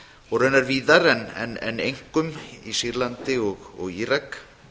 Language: Icelandic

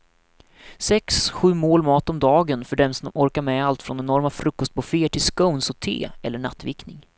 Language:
Swedish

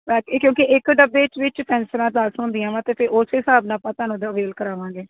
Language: Punjabi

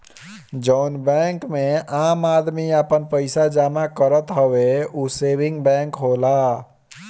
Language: Bhojpuri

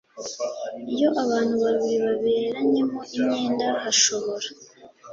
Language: Kinyarwanda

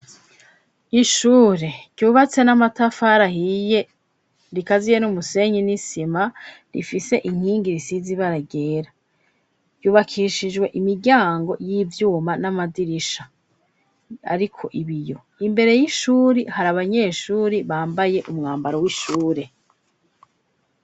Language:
Rundi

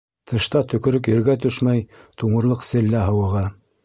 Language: Bashkir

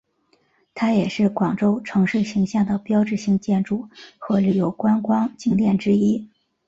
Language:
Chinese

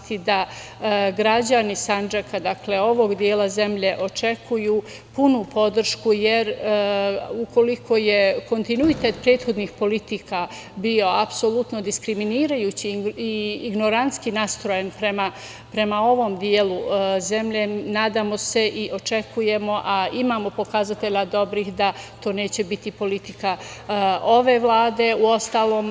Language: Serbian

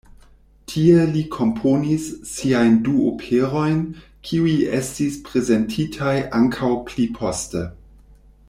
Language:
Esperanto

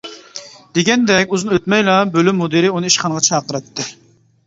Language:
Uyghur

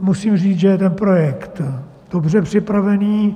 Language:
Czech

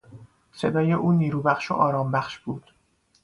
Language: Persian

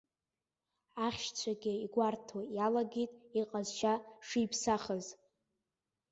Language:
Abkhazian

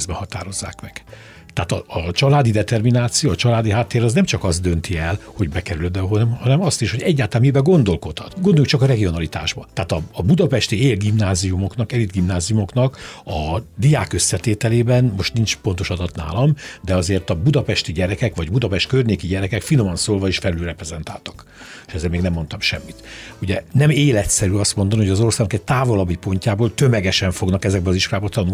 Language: Hungarian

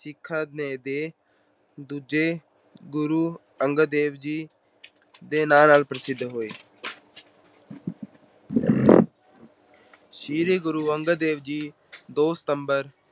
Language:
Punjabi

